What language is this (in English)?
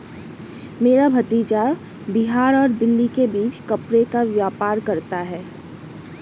Hindi